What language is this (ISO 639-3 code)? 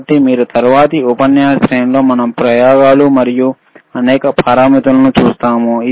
tel